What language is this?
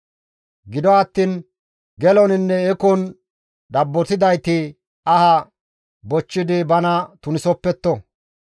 Gamo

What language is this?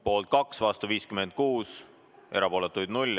Estonian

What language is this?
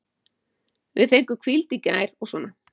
Icelandic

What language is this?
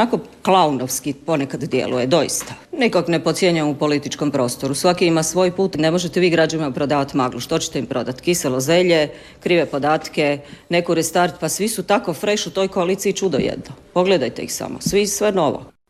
Croatian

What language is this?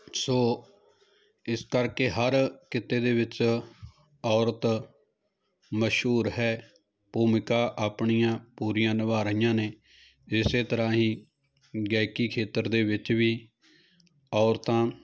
Punjabi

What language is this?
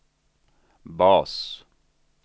Swedish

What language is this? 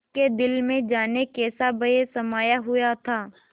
Hindi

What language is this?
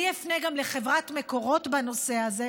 Hebrew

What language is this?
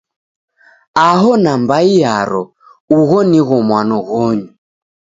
Taita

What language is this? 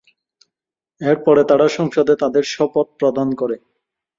Bangla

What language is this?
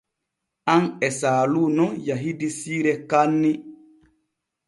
Borgu Fulfulde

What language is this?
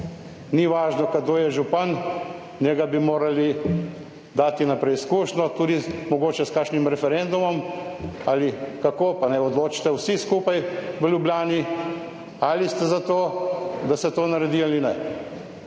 Slovenian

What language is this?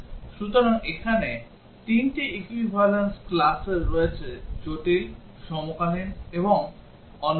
Bangla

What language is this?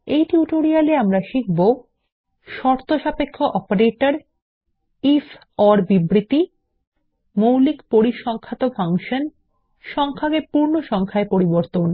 Bangla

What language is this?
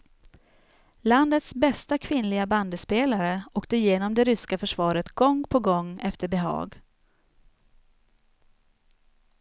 Swedish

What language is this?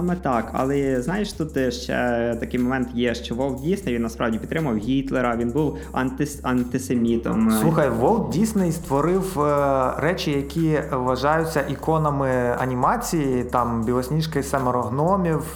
Ukrainian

